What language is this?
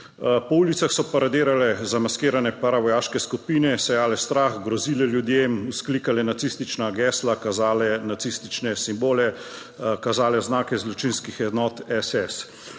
Slovenian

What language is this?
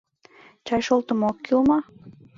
Mari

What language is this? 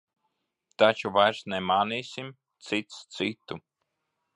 Latvian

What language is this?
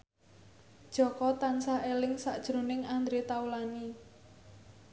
Javanese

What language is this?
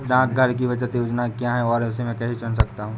Hindi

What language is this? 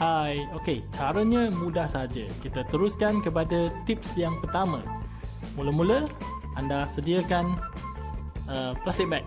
Malay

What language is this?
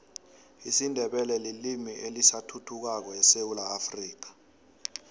South Ndebele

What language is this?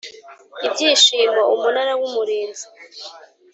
Kinyarwanda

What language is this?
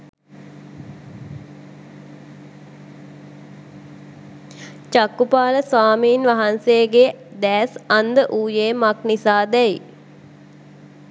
Sinhala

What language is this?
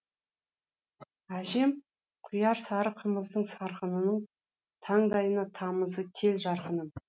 Kazakh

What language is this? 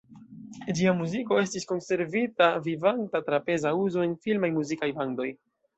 Esperanto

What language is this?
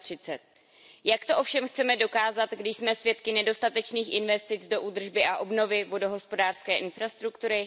Czech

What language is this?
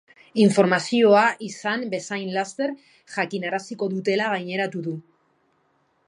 Basque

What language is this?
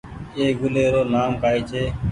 Goaria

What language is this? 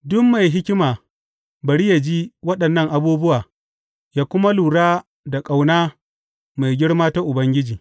Hausa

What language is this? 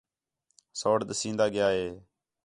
Khetrani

